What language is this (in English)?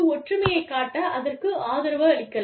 Tamil